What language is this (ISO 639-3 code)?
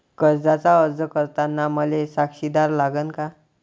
mar